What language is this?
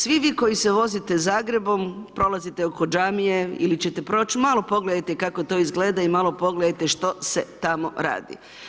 Croatian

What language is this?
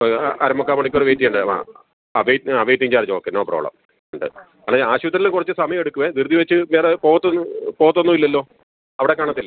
Malayalam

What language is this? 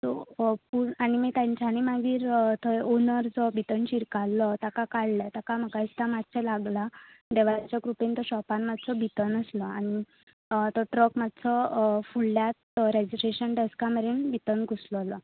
Konkani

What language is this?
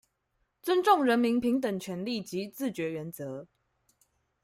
Chinese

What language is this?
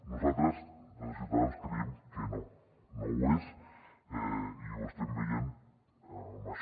Catalan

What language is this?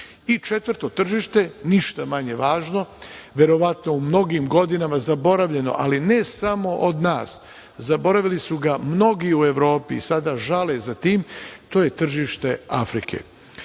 Serbian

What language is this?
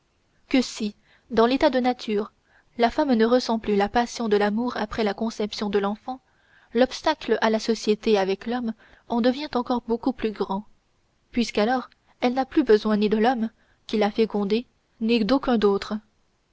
French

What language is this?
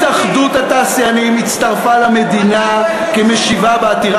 Hebrew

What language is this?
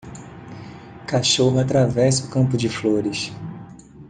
Portuguese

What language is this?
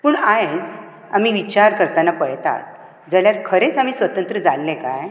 Konkani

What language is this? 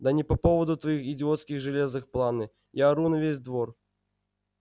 Russian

